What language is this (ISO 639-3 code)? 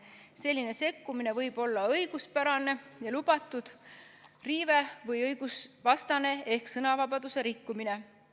est